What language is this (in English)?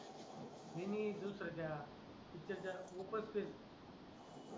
Marathi